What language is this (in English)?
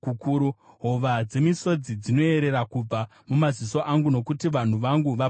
Shona